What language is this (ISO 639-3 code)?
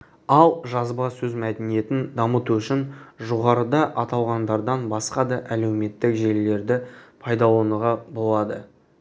kaz